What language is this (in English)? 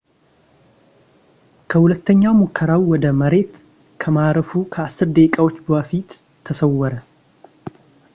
Amharic